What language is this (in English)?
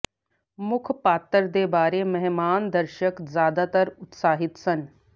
Punjabi